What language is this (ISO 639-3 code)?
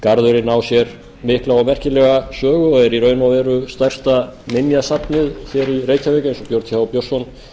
isl